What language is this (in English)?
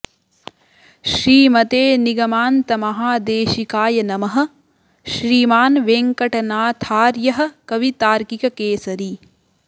Sanskrit